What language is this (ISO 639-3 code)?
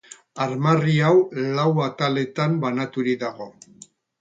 eus